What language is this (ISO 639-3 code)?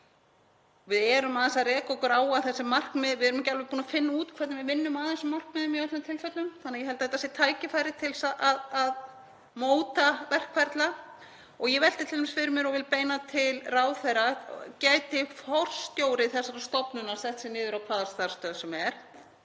isl